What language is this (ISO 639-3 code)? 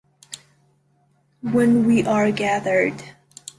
eng